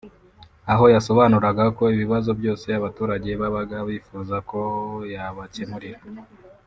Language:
Kinyarwanda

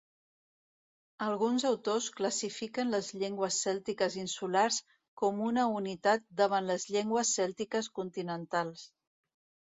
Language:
Catalan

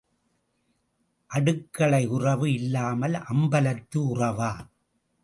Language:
Tamil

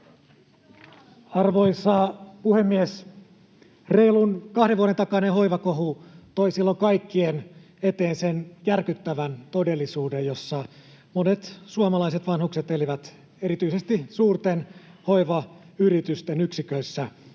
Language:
Finnish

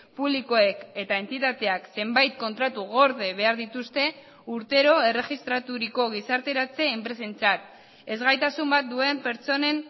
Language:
Basque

